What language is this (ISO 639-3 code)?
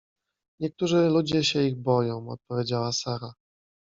pol